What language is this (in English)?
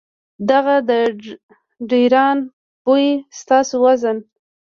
Pashto